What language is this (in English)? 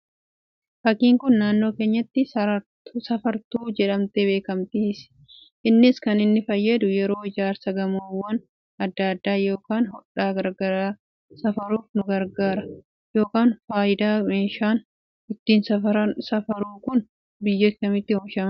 Oromo